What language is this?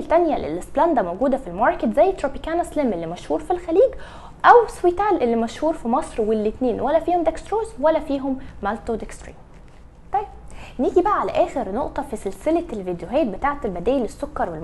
Arabic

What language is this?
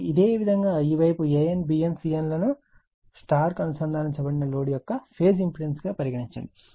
Telugu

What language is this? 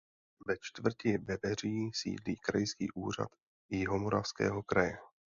Czech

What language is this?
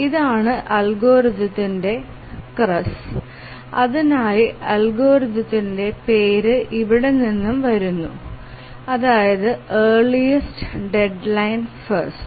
Malayalam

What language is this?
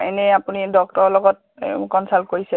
Assamese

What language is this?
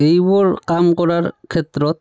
Assamese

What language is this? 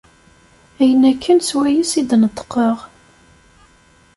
Kabyle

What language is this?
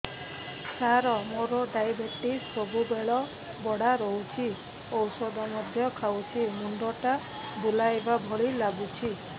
Odia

